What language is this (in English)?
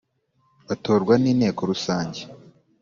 Kinyarwanda